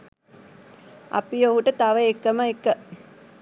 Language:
Sinhala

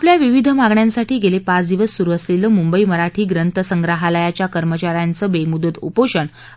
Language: Marathi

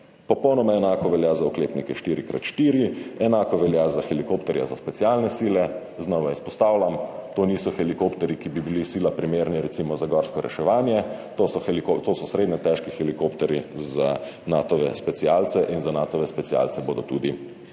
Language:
Slovenian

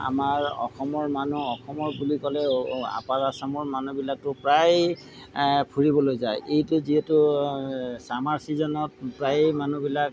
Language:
Assamese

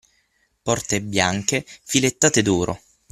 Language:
Italian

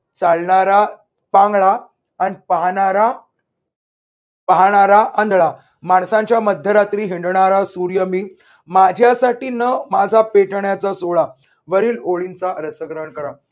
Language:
Marathi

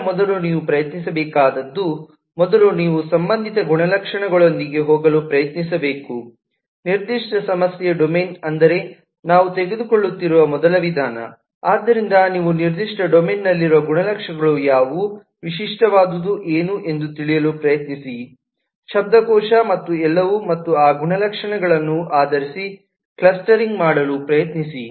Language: Kannada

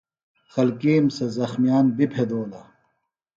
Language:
Phalura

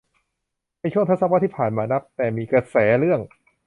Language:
Thai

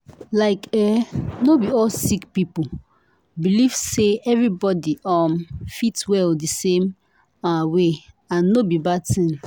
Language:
Nigerian Pidgin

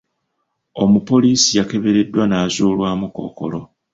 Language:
Ganda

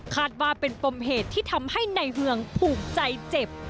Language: Thai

